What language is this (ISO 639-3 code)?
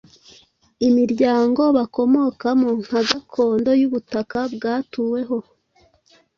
kin